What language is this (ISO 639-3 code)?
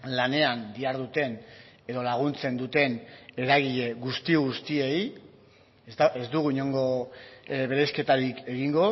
eus